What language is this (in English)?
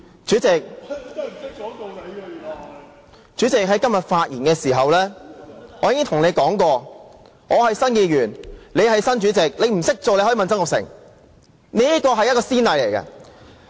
Cantonese